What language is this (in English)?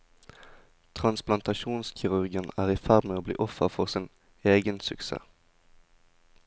Norwegian